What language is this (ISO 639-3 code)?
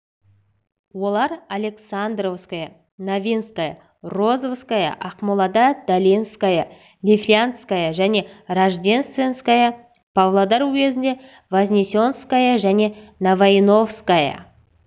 kaz